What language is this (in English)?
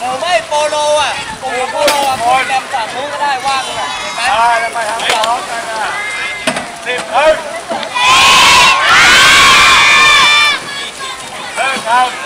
Thai